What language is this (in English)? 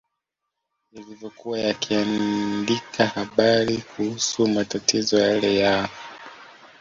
Swahili